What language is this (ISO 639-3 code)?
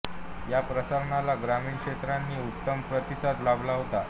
mar